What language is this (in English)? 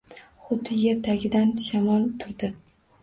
Uzbek